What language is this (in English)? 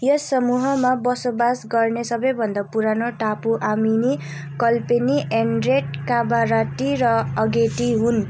Nepali